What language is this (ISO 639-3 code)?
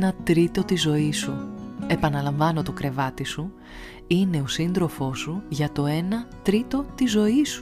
ell